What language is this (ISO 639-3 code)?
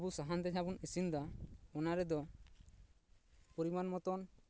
sat